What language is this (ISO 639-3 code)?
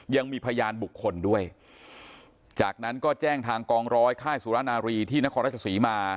tha